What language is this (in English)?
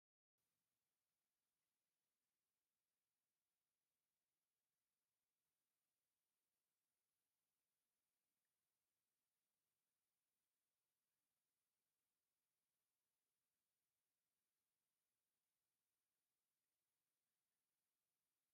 Tigrinya